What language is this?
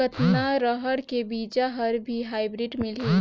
Chhattisgarhi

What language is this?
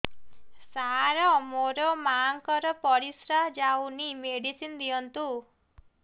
Odia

